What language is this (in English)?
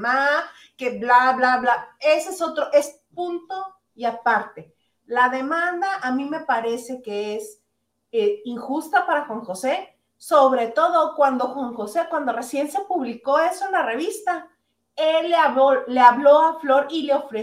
Spanish